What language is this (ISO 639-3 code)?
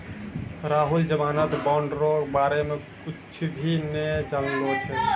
mai